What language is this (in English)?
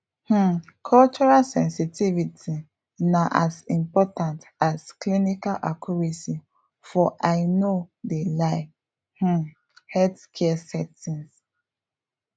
Nigerian Pidgin